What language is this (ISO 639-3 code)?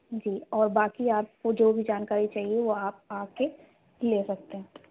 urd